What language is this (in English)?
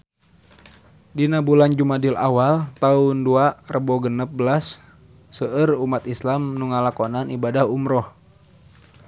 Sundanese